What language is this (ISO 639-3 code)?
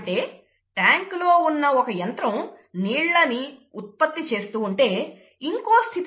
tel